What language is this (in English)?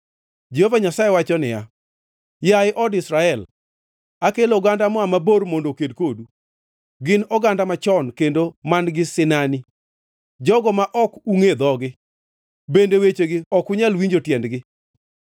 Luo (Kenya and Tanzania)